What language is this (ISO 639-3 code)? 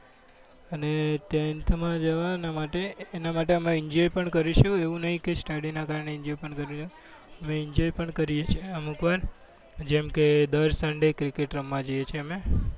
guj